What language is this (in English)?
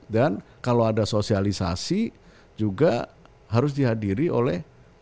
Indonesian